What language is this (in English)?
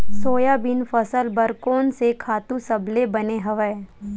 Chhattisgarhi